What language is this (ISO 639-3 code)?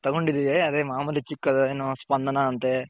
kan